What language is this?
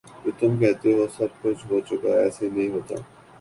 Urdu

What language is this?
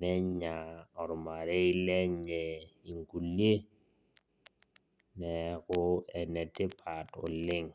Masai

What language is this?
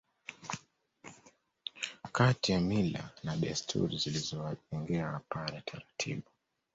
Swahili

